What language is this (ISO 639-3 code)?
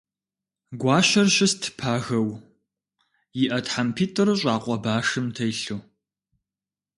kbd